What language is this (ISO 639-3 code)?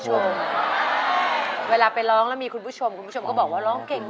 tha